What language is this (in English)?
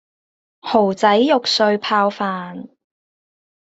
Cantonese